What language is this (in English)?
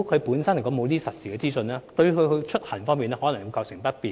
Cantonese